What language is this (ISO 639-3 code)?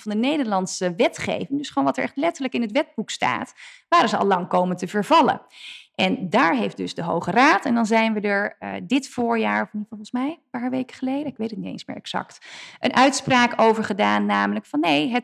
nld